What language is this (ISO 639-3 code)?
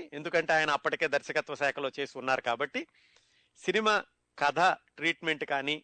tel